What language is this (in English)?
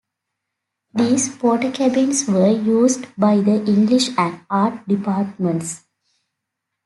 English